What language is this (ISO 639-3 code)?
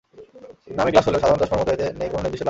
ben